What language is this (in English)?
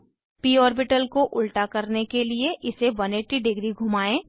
Hindi